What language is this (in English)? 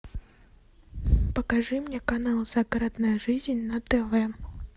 Russian